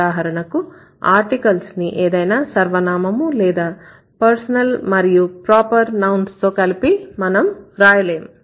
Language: Telugu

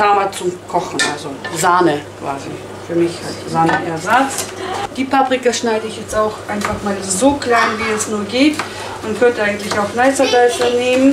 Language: German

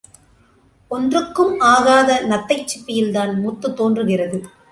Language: Tamil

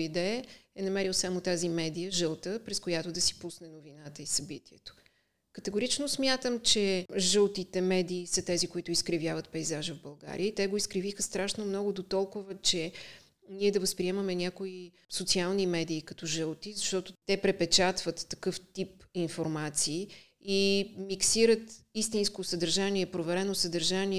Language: Bulgarian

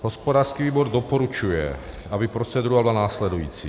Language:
Czech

